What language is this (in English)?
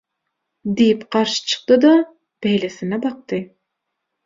Turkmen